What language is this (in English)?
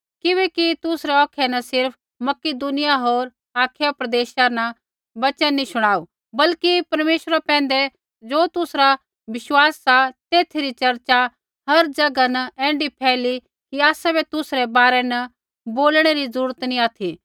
Kullu Pahari